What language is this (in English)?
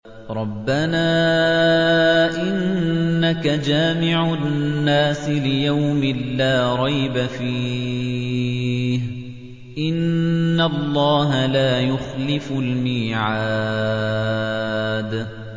Arabic